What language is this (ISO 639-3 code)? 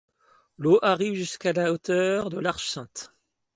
fra